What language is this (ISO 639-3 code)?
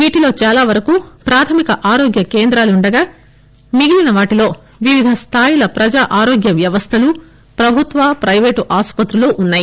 tel